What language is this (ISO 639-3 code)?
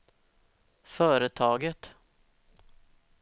swe